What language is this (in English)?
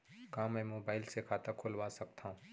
Chhattisgarhi